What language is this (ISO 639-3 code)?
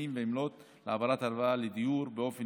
heb